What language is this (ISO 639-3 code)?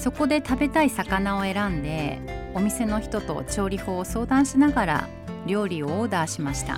jpn